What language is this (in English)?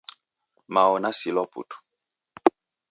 Taita